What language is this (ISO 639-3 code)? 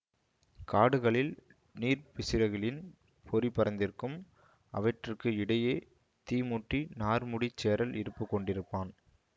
tam